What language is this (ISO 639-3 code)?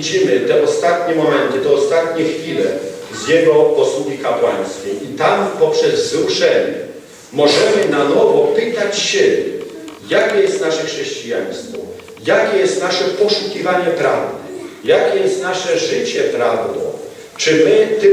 pol